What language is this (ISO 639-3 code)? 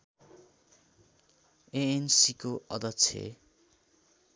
nep